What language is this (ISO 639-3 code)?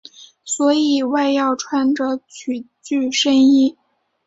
zho